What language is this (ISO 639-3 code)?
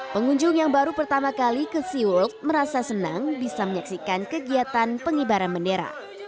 ind